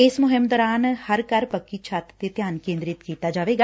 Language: Punjabi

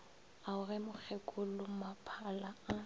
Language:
Northern Sotho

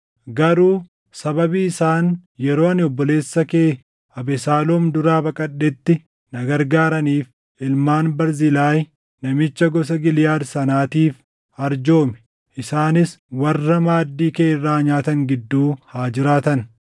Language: Oromo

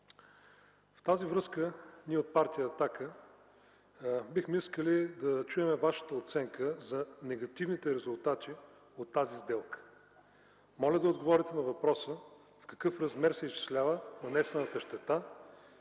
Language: Bulgarian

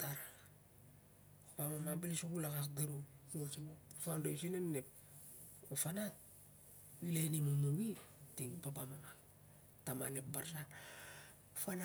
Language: Siar-Lak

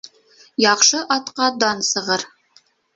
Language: Bashkir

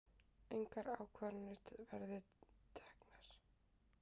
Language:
Icelandic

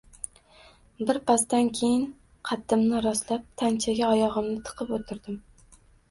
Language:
Uzbek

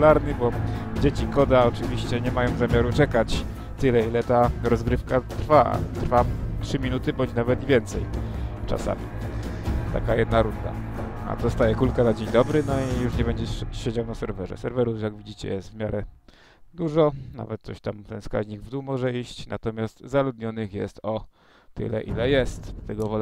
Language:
Polish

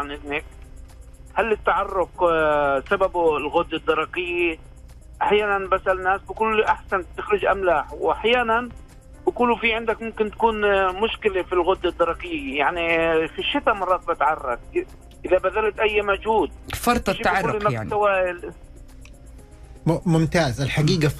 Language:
Arabic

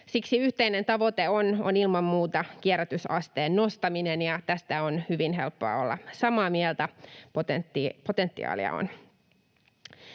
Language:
Finnish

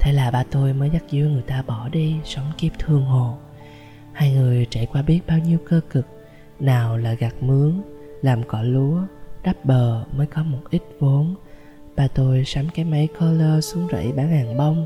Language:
Vietnamese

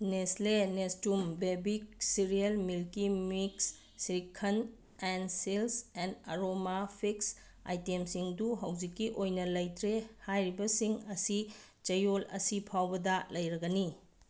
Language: Manipuri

